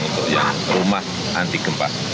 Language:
Indonesian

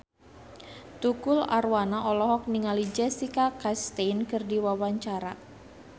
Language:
Sundanese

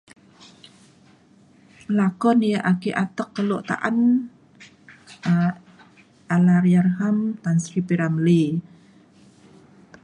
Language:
Mainstream Kenyah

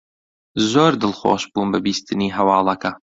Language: Central Kurdish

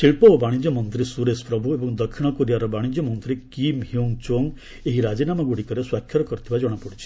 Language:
Odia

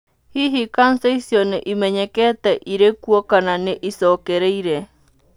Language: Kikuyu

